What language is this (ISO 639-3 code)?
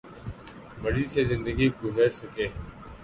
urd